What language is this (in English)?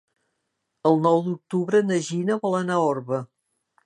Catalan